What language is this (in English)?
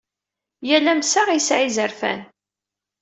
Kabyle